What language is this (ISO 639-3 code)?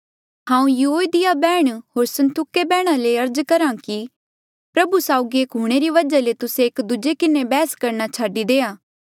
mjl